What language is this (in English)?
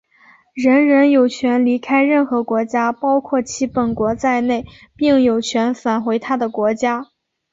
Chinese